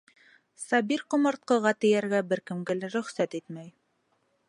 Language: Bashkir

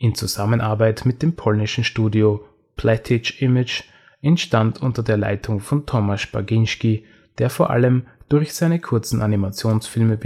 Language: German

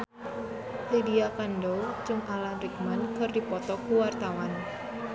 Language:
Sundanese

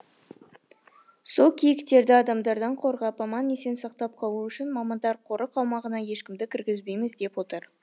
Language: Kazakh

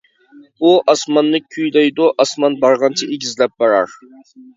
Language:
Uyghur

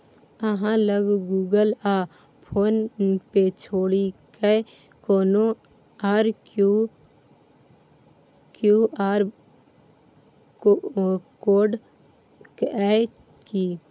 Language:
Maithili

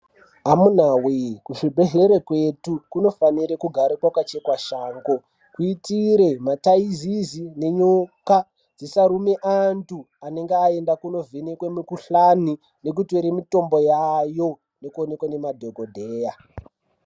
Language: Ndau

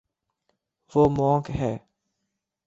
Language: Urdu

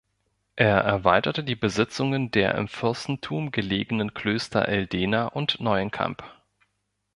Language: German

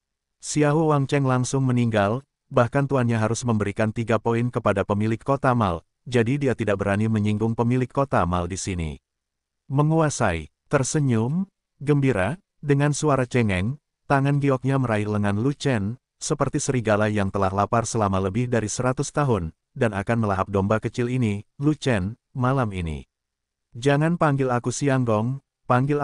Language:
Indonesian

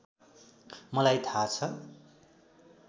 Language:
Nepali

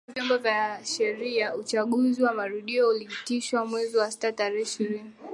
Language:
Swahili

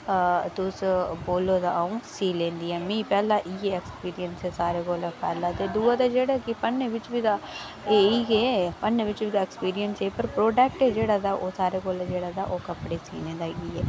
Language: Dogri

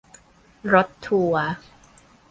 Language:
Thai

